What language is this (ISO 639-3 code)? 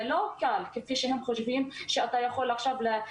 heb